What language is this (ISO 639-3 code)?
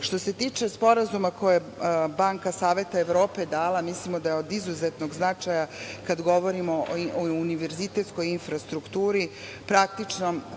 srp